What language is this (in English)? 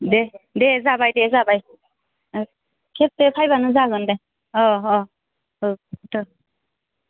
Bodo